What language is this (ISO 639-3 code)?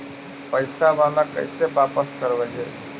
mag